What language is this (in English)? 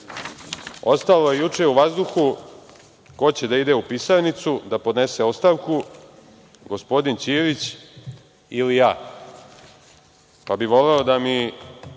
Serbian